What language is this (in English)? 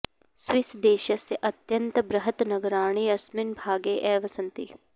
Sanskrit